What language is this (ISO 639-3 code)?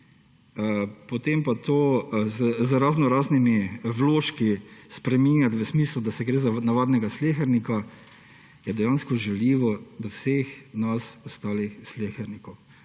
slv